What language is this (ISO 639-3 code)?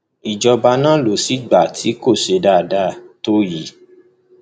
yor